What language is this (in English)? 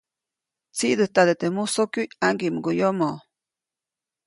Copainalá Zoque